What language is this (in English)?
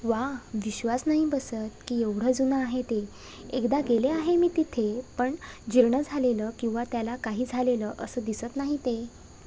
Marathi